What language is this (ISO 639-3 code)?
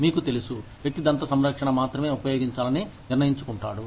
tel